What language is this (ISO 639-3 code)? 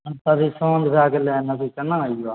mai